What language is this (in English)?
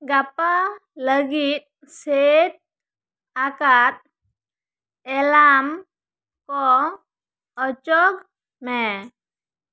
Santali